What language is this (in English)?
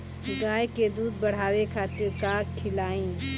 Bhojpuri